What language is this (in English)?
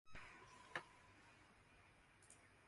Urdu